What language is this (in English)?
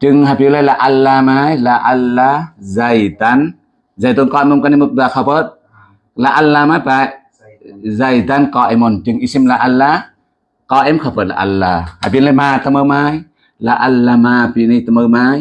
Indonesian